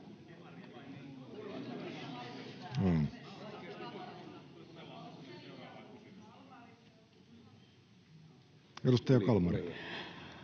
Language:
Finnish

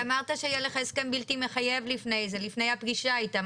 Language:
Hebrew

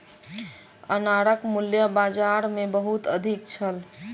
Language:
Maithili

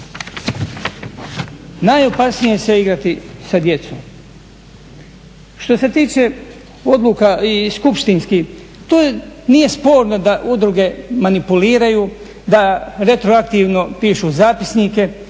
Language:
Croatian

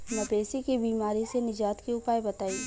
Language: Bhojpuri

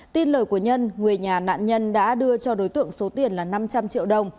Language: Vietnamese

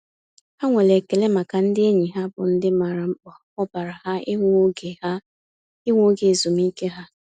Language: Igbo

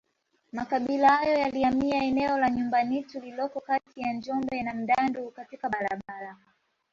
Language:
Swahili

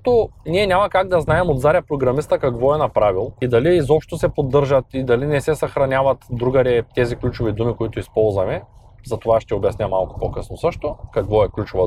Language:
Bulgarian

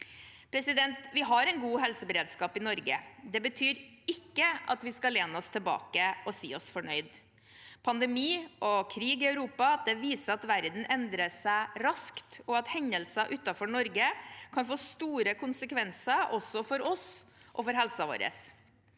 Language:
Norwegian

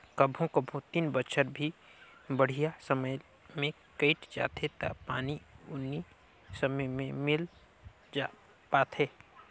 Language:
Chhattisgarhi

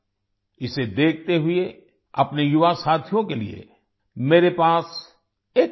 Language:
Hindi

